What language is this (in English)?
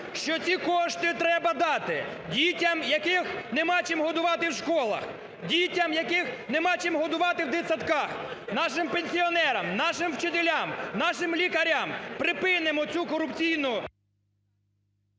Ukrainian